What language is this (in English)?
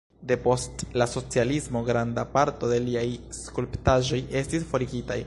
Esperanto